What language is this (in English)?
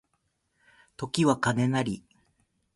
Japanese